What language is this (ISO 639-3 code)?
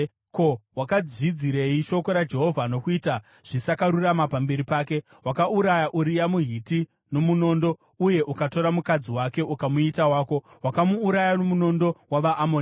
sna